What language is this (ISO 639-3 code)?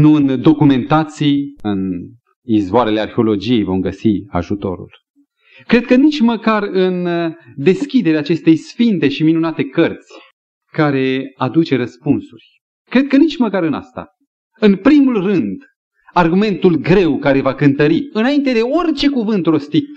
ron